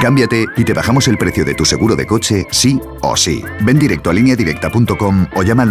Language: Spanish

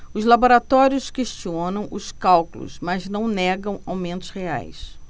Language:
Portuguese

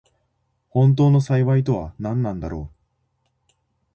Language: Japanese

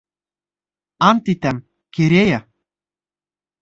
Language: Bashkir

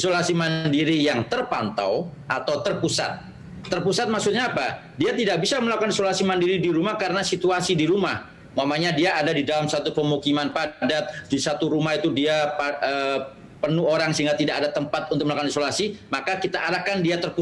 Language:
Indonesian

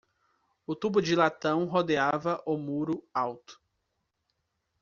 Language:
Portuguese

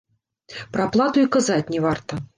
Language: Belarusian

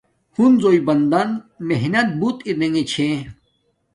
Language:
Domaaki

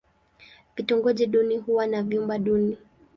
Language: Swahili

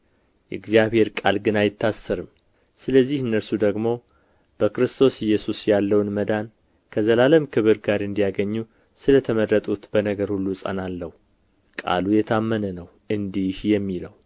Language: Amharic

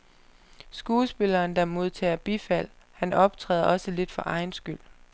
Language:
Danish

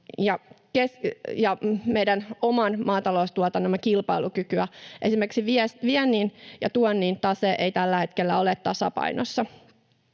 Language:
Finnish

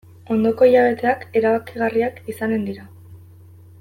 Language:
Basque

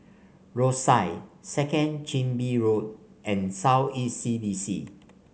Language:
English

